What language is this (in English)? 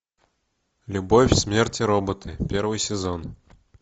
Russian